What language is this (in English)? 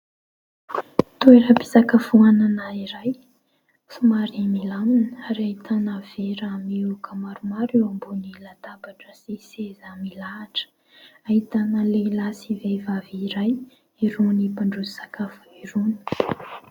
Malagasy